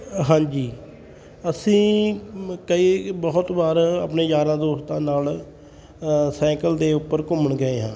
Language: Punjabi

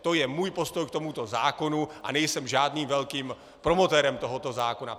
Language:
Czech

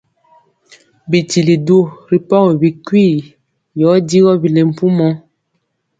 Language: Mpiemo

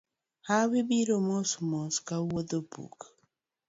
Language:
Luo (Kenya and Tanzania)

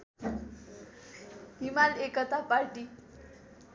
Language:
Nepali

